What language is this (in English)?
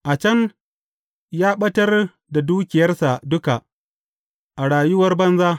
Hausa